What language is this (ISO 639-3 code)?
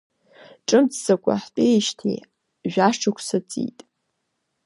abk